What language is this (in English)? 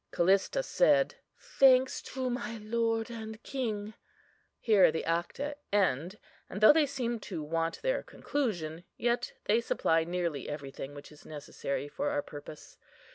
English